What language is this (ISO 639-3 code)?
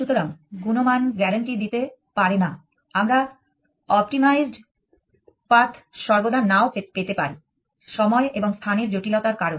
ben